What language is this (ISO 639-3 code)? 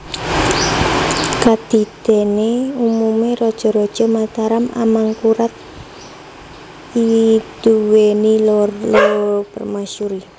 jav